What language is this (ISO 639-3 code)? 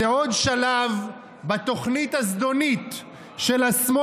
heb